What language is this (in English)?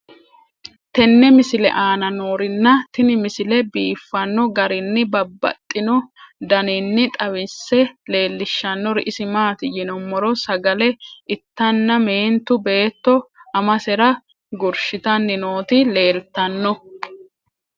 Sidamo